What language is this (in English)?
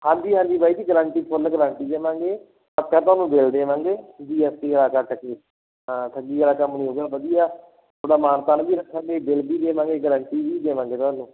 Punjabi